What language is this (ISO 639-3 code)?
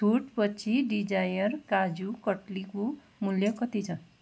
nep